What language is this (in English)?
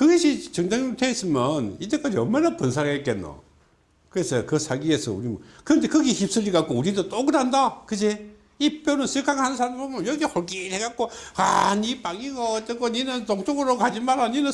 Korean